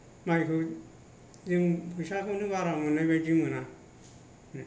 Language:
Bodo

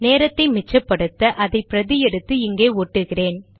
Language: Tamil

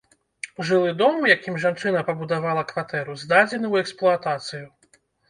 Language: Belarusian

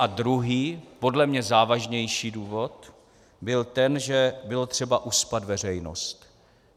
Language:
Czech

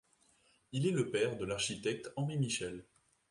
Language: French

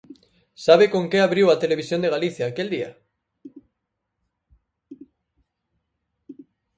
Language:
Galician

